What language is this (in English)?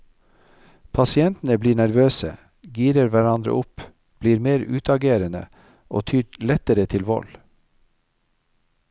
Norwegian